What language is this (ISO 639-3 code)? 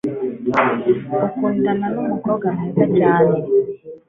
kin